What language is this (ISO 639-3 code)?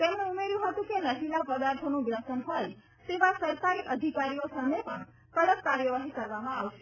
guj